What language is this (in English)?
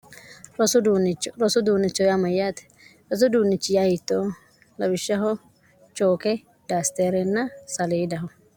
Sidamo